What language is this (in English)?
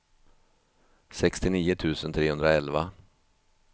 Swedish